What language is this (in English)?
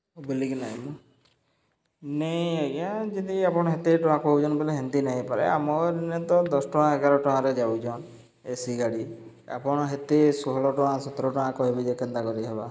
Odia